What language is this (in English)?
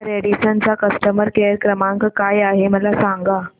Marathi